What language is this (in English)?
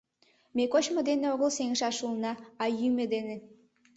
Mari